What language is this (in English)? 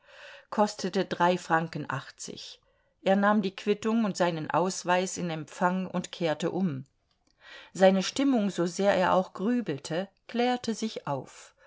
German